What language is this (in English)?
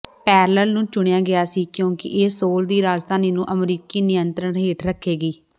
Punjabi